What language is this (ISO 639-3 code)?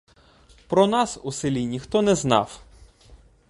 ukr